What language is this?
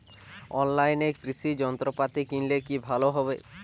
Bangla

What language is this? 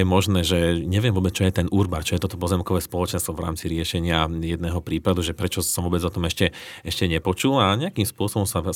Slovak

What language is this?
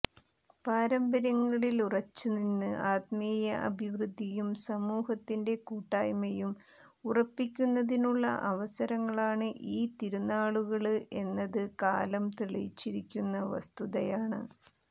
Malayalam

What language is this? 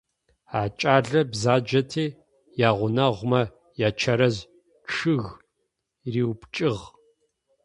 Adyghe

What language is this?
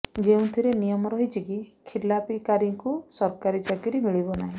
Odia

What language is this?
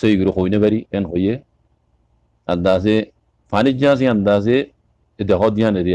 Bangla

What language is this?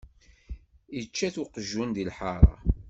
Kabyle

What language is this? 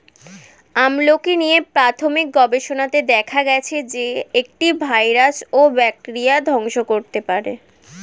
Bangla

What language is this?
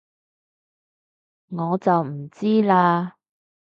Cantonese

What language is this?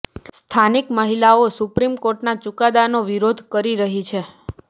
Gujarati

